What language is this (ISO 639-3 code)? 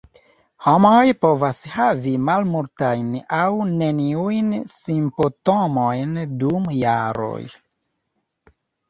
epo